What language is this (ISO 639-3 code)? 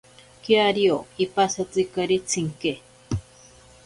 prq